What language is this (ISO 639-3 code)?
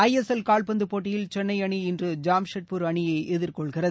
tam